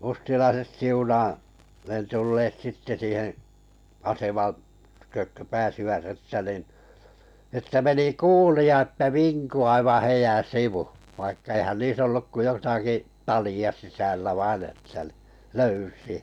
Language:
Finnish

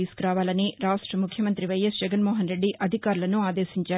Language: Telugu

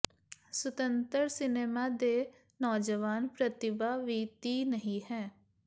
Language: Punjabi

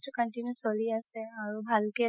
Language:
Assamese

